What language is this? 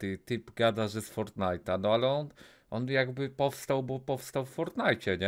Polish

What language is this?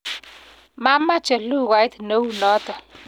Kalenjin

